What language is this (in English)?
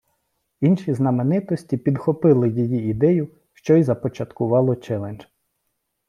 Ukrainian